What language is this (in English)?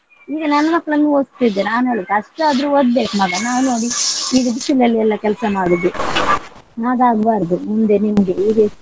Kannada